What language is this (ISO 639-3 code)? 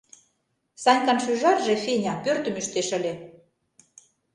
chm